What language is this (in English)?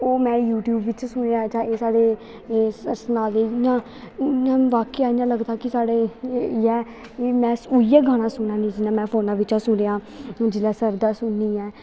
Dogri